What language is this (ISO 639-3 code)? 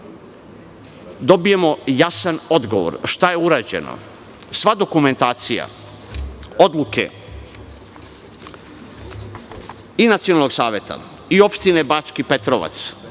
srp